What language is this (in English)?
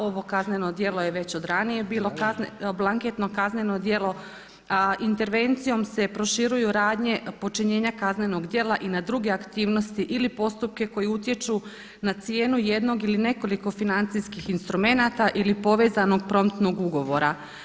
Croatian